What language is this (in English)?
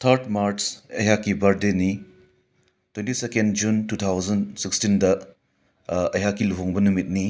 Manipuri